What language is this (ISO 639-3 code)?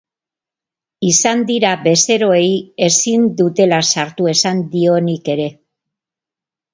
eus